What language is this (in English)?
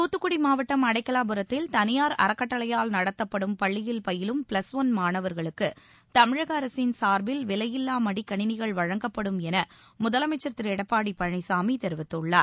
Tamil